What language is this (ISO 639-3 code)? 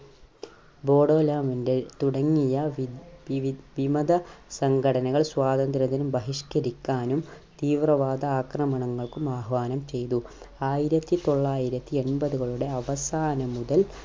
mal